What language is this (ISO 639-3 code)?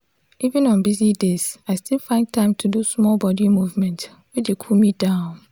pcm